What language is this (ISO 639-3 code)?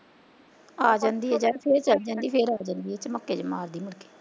pan